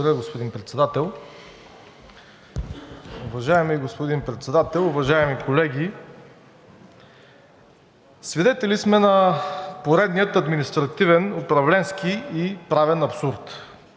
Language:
Bulgarian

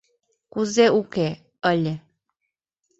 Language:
Mari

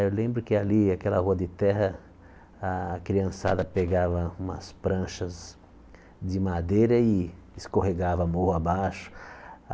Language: Portuguese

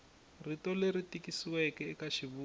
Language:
Tsonga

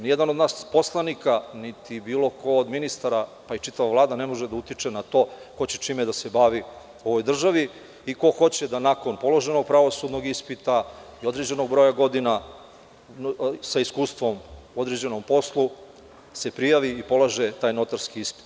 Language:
Serbian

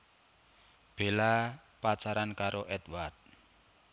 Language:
Javanese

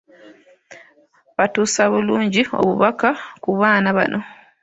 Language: Ganda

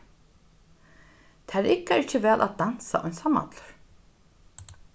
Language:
Faroese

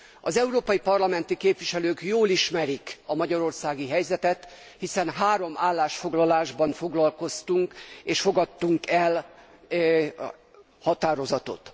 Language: Hungarian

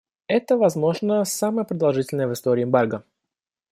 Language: Russian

